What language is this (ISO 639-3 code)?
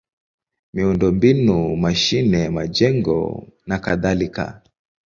swa